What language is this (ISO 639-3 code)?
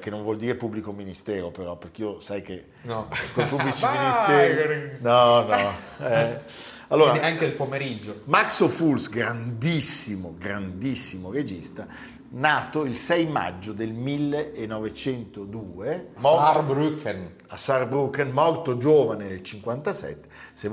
ita